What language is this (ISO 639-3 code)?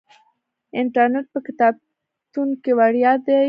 pus